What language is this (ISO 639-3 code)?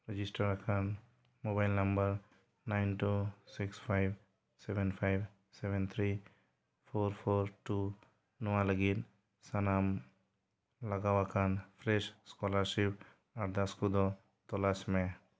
sat